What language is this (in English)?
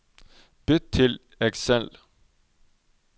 Norwegian